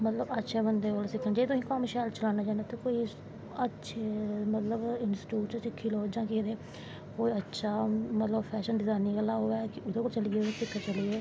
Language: Dogri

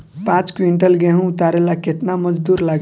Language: Bhojpuri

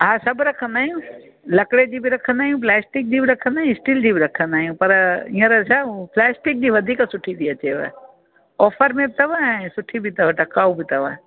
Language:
Sindhi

